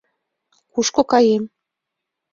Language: Mari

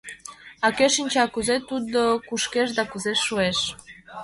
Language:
Mari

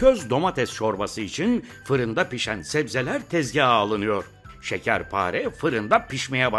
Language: Turkish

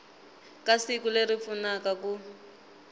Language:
Tsonga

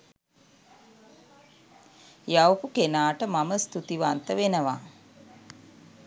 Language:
Sinhala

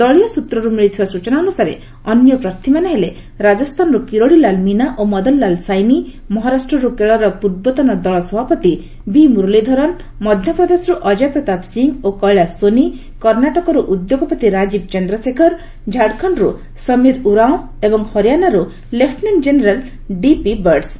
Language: Odia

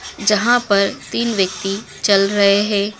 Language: Hindi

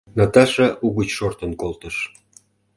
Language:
Mari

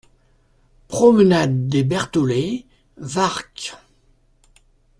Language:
French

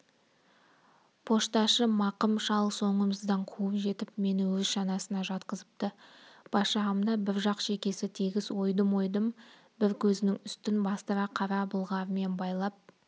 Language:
Kazakh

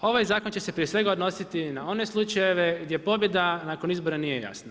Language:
Croatian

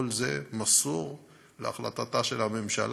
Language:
Hebrew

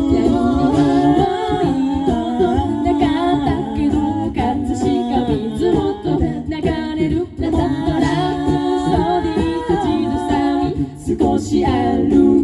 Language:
Japanese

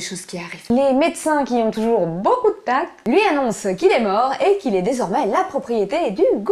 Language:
French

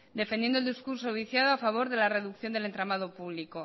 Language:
Spanish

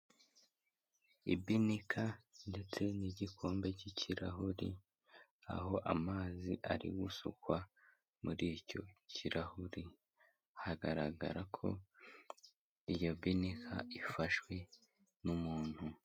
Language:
Kinyarwanda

